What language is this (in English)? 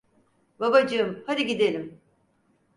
Turkish